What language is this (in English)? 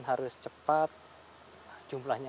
Indonesian